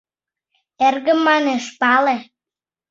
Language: Mari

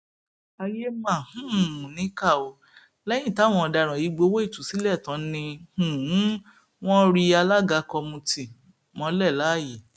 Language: Yoruba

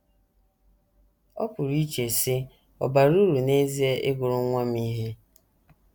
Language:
Igbo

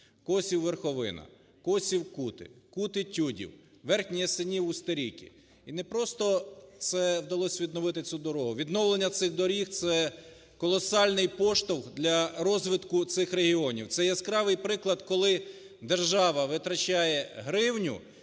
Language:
Ukrainian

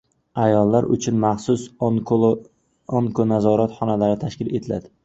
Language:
Uzbek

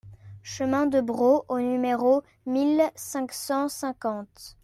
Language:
French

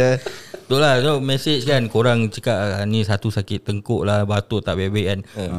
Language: Malay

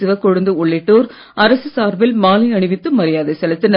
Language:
Tamil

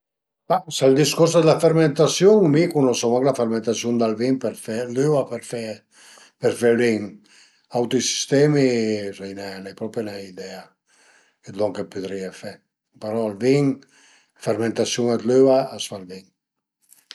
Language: Piedmontese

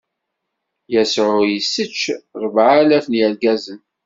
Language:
Kabyle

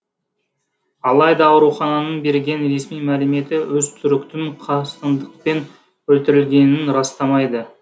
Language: Kazakh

